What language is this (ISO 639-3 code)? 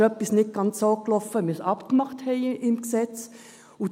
gsw